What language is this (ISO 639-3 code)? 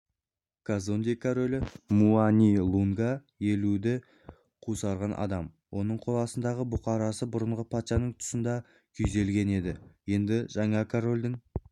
kaz